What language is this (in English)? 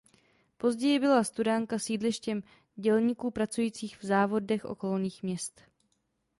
Czech